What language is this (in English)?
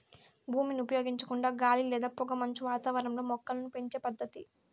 Telugu